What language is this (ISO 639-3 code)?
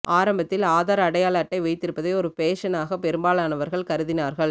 tam